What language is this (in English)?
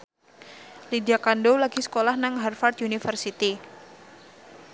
Javanese